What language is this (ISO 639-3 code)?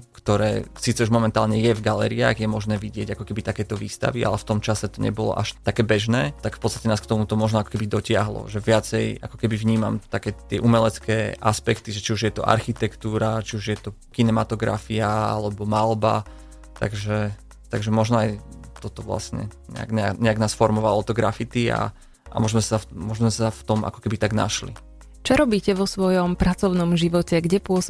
slk